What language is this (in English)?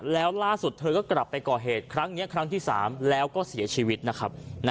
Thai